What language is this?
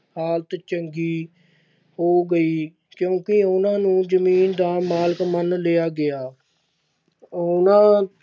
Punjabi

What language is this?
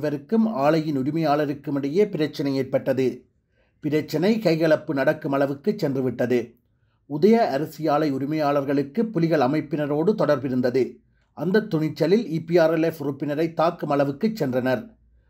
Arabic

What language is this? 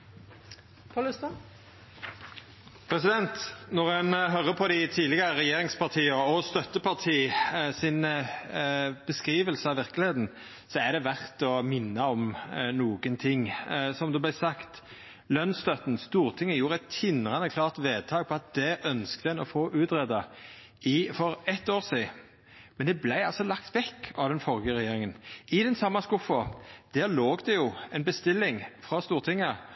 Norwegian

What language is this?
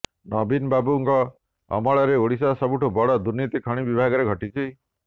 Odia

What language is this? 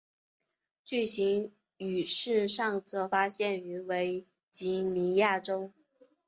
Chinese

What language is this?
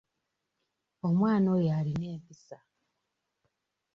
Ganda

